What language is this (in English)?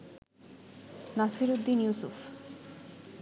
Bangla